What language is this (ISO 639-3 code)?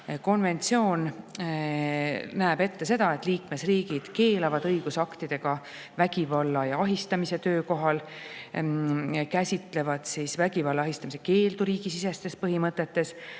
est